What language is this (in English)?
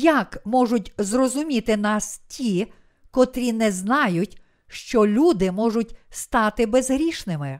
Ukrainian